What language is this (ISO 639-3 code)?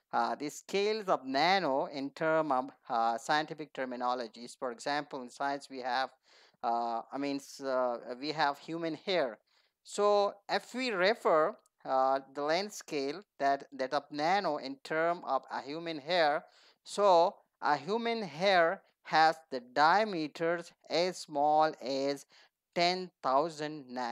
eng